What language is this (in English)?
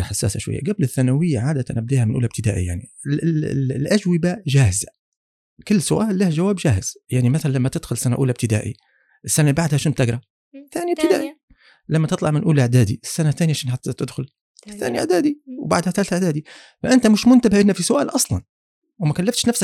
Arabic